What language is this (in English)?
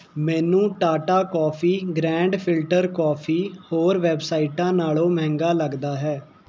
Punjabi